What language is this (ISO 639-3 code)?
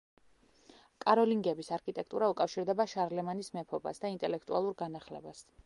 kat